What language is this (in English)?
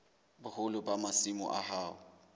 Southern Sotho